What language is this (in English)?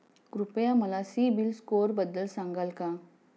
Marathi